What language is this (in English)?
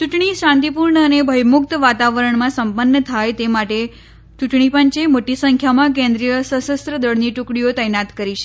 Gujarati